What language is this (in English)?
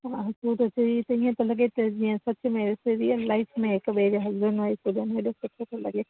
Sindhi